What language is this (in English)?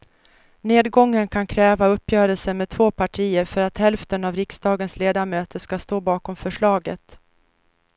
Swedish